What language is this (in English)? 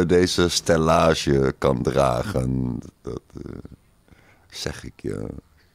Dutch